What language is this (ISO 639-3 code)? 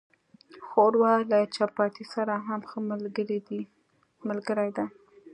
pus